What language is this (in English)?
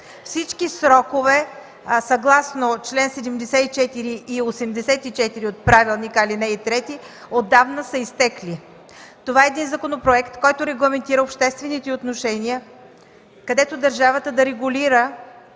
Bulgarian